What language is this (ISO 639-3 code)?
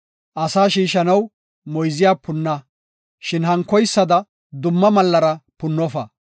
gof